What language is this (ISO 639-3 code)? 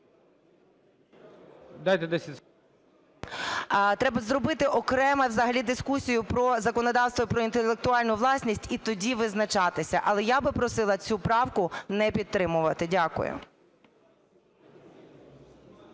ukr